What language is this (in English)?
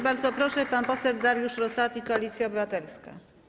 Polish